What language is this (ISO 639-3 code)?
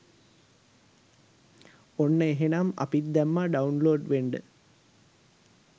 sin